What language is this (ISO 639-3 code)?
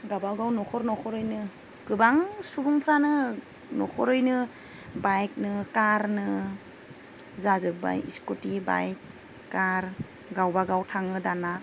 brx